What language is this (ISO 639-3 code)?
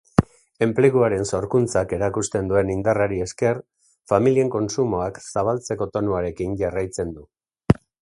eus